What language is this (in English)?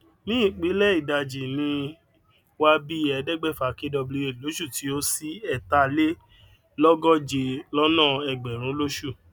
Yoruba